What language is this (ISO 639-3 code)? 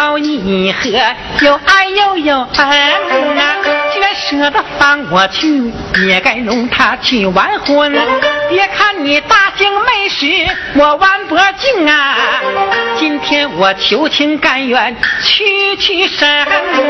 zho